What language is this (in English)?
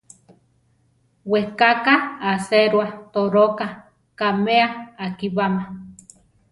Central Tarahumara